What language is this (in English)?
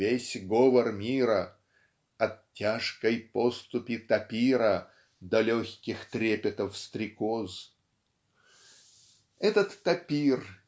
Russian